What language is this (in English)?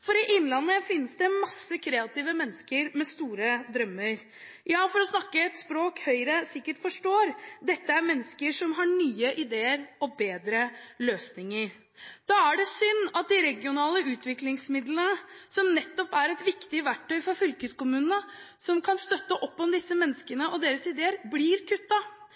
Norwegian Bokmål